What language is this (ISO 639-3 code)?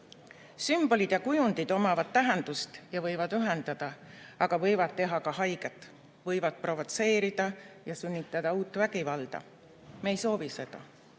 est